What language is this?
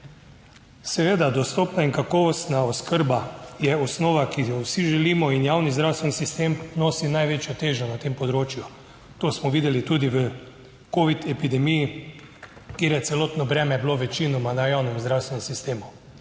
Slovenian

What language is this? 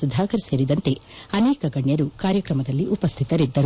Kannada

